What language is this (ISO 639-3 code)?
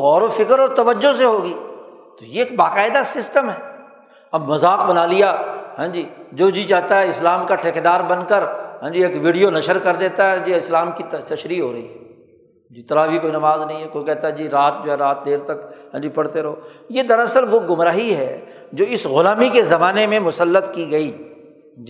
urd